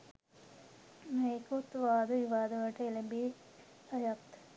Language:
Sinhala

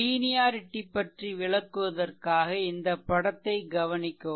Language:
Tamil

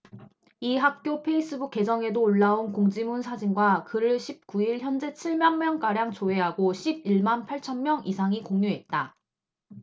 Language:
Korean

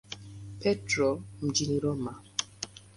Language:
Swahili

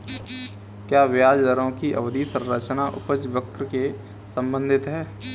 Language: Hindi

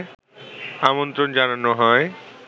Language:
Bangla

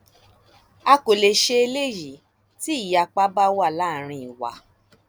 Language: Yoruba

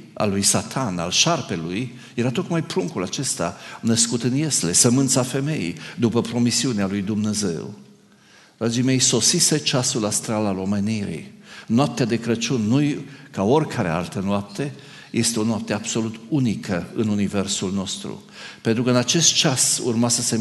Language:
Romanian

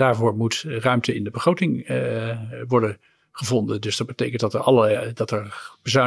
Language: Dutch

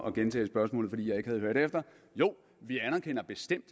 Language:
Danish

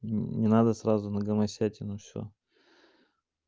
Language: Russian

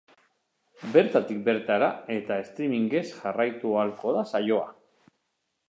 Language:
Basque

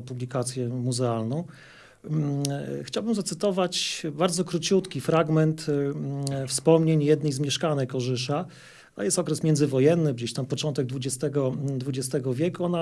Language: Polish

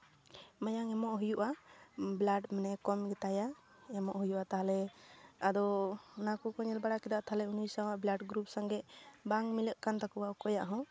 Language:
Santali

